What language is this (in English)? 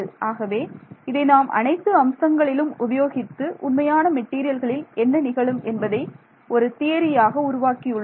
Tamil